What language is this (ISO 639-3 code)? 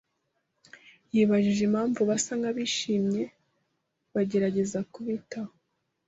kin